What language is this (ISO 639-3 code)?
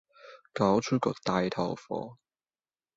yue